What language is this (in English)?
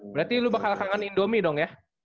Indonesian